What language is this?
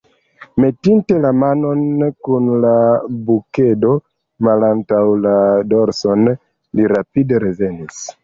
Esperanto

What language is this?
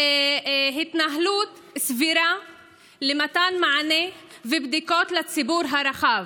Hebrew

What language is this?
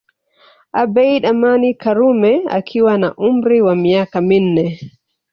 Swahili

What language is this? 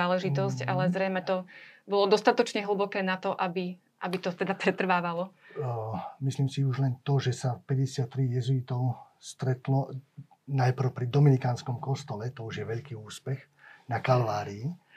Slovak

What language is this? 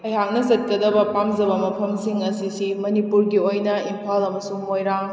Manipuri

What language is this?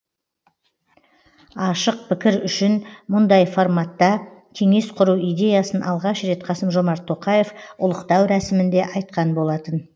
Kazakh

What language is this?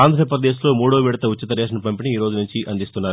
Telugu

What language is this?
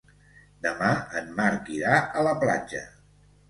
Catalan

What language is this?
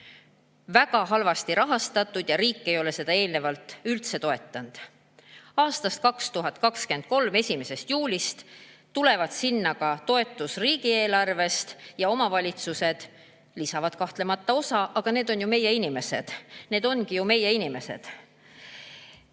Estonian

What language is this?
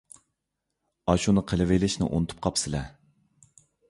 Uyghur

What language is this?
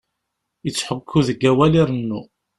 Kabyle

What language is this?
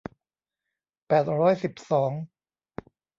Thai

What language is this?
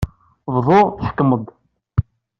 Kabyle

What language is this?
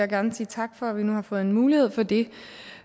Danish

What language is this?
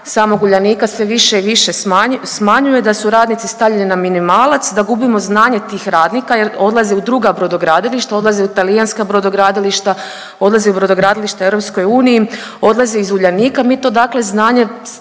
Croatian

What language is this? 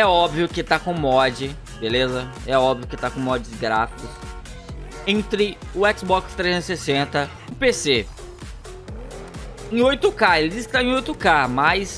Portuguese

